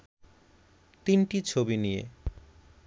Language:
Bangla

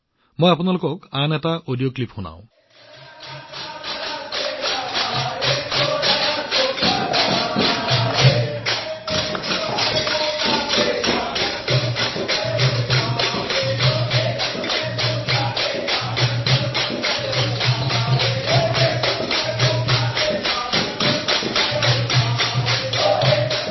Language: Assamese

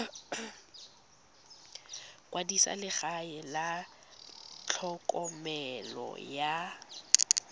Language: Tswana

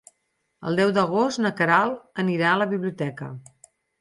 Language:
Catalan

